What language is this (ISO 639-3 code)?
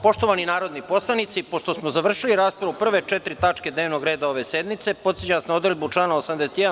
srp